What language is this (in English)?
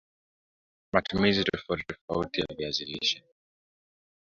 Swahili